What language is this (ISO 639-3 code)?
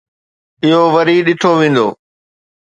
snd